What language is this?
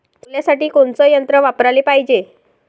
Marathi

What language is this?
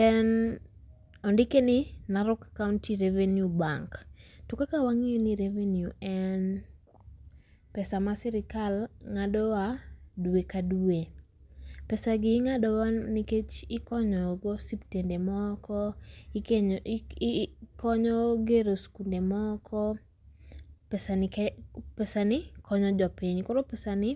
Luo (Kenya and Tanzania)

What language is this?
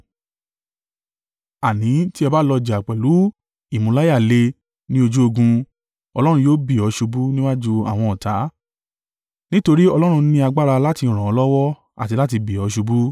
Yoruba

